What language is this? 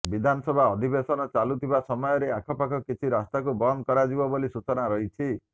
Odia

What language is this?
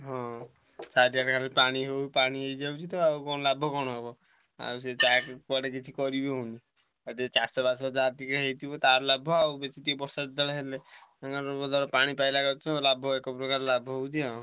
Odia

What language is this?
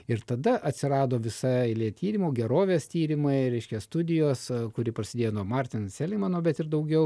Lithuanian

